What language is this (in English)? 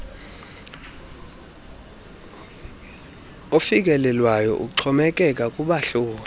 Xhosa